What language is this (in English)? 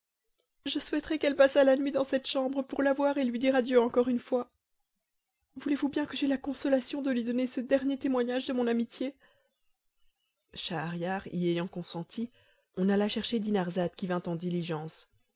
French